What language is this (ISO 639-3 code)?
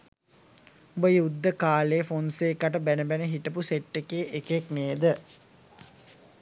sin